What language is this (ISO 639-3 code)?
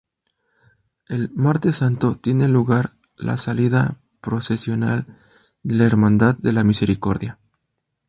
spa